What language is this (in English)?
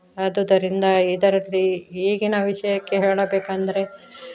Kannada